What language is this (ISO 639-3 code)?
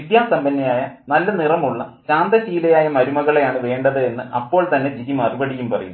mal